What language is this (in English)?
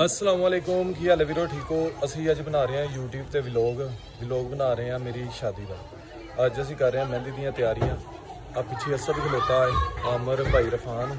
Hindi